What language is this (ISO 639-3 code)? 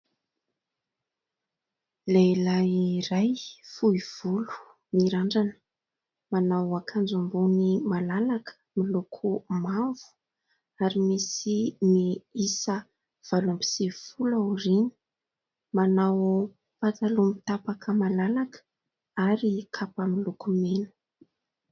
mlg